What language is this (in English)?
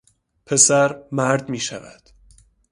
Persian